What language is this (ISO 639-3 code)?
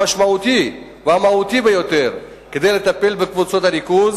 heb